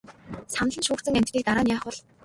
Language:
Mongolian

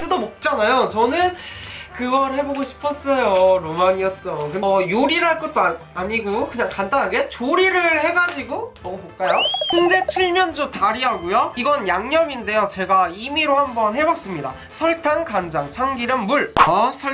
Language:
Korean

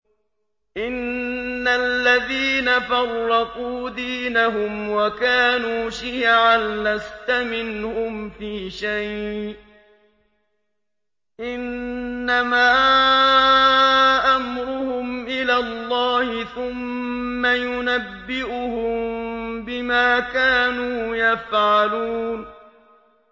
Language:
Arabic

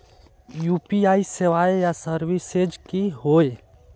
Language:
Magahi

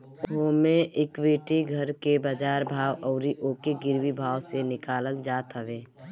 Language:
Bhojpuri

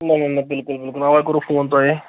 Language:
Kashmiri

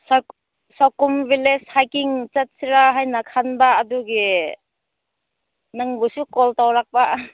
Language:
Manipuri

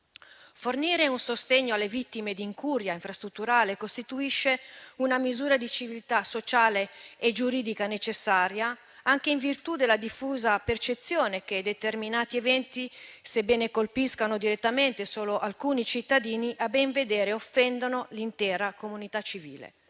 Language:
Italian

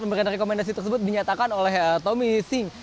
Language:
Indonesian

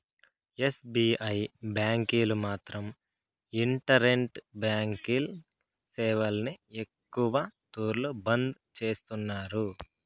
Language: Telugu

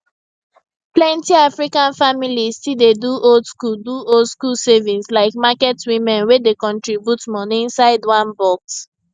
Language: Nigerian Pidgin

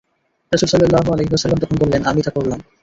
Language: Bangla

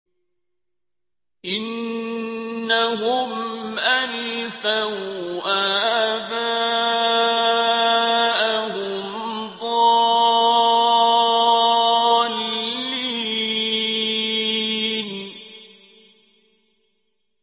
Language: Arabic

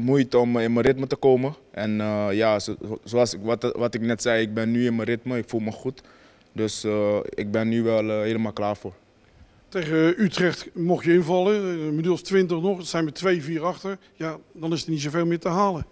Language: Dutch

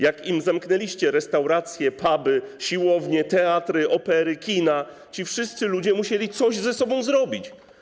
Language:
Polish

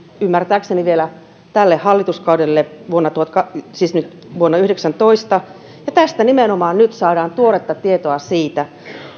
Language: Finnish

